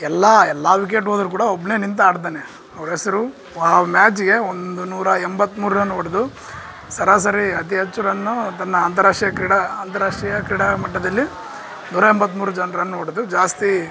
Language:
Kannada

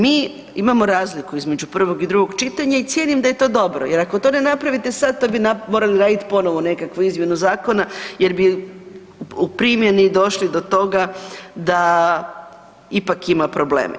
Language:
Croatian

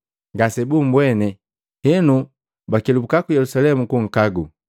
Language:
Matengo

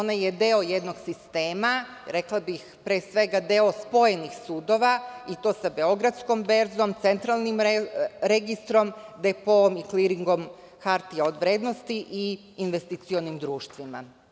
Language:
Serbian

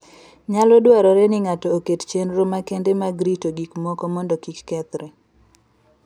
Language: Luo (Kenya and Tanzania)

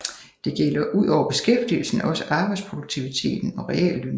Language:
Danish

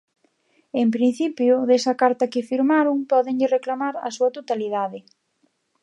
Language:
Galician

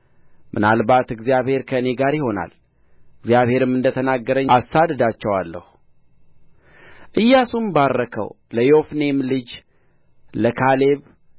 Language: Amharic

